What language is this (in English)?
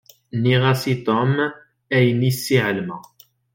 Kabyle